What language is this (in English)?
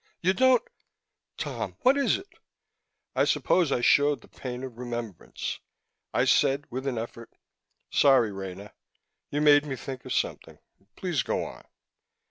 English